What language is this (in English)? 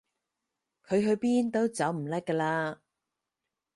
Cantonese